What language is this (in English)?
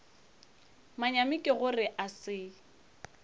Northern Sotho